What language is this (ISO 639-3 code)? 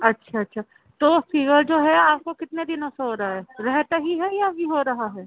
urd